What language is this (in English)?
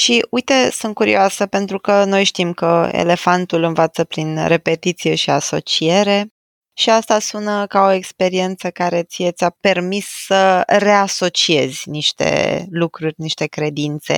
Romanian